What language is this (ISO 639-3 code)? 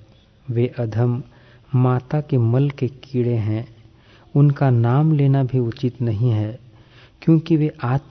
hin